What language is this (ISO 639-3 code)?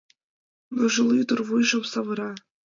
chm